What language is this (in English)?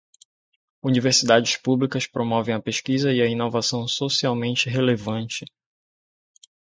Portuguese